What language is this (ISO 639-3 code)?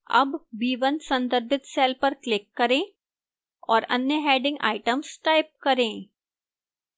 hin